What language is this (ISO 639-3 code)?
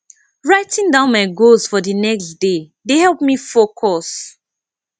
pcm